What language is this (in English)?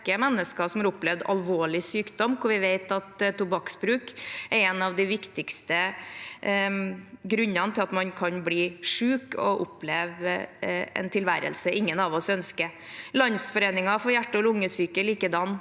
Norwegian